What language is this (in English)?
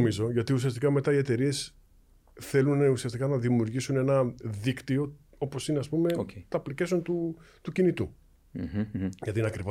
Greek